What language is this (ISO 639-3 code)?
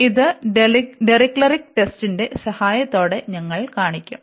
mal